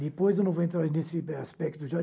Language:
Portuguese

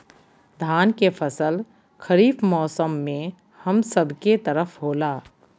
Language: Magahi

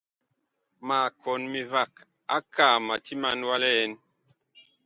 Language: Bakoko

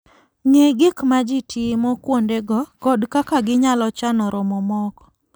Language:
Luo (Kenya and Tanzania)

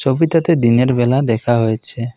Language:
Bangla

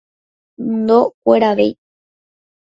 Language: Guarani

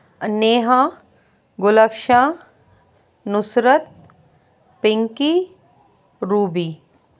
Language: Urdu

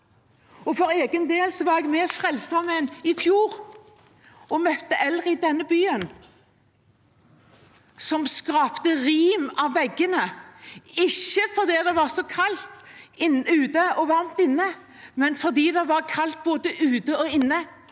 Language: Norwegian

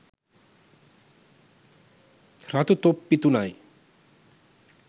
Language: Sinhala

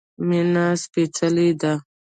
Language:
Pashto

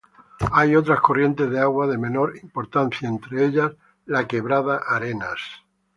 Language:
Spanish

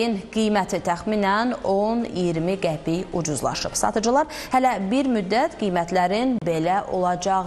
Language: Turkish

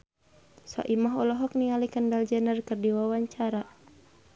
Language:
Sundanese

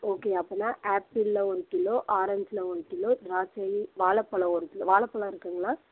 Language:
Tamil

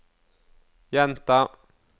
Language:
Norwegian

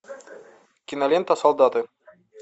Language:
Russian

